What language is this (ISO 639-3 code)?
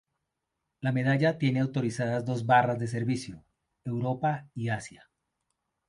spa